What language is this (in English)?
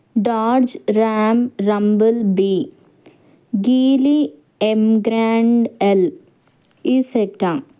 Telugu